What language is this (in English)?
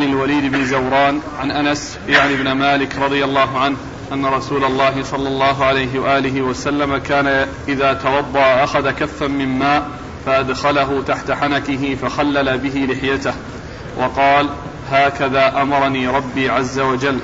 Arabic